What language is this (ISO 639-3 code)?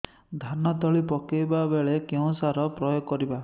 ori